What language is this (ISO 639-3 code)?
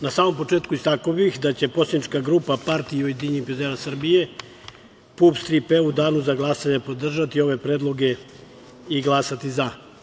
srp